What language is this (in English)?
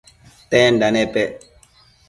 Matsés